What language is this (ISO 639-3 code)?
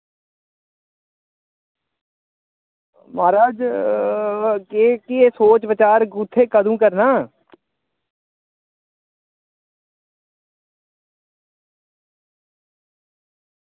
doi